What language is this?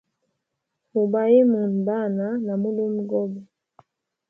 Hemba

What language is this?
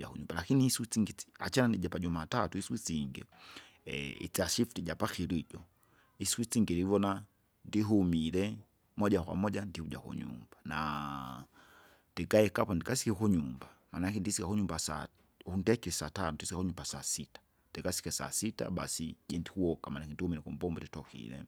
Kinga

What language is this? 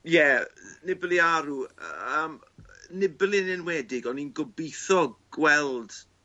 Welsh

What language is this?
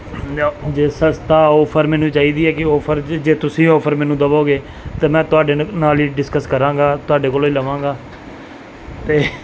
Punjabi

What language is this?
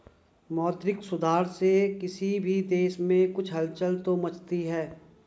Hindi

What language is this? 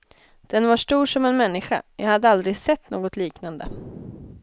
Swedish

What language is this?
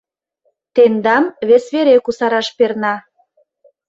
Mari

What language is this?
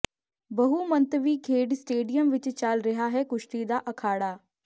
Punjabi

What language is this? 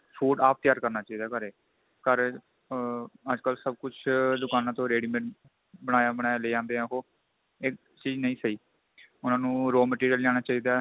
Punjabi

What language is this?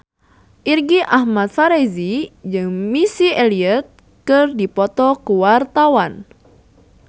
Sundanese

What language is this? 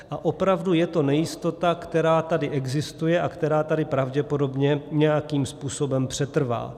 Czech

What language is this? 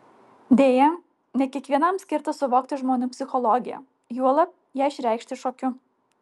Lithuanian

